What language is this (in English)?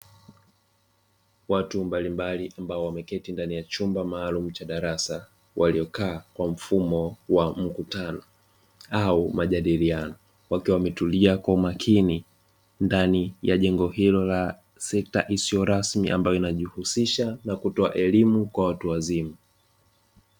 Swahili